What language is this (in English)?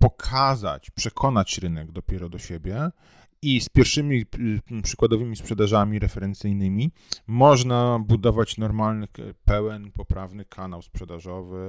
Polish